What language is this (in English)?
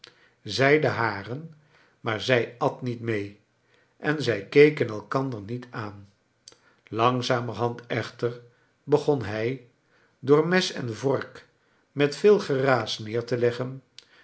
Dutch